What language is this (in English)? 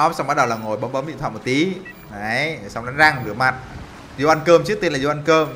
Vietnamese